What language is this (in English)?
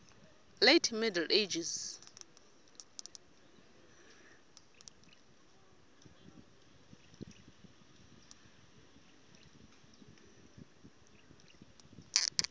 Xhosa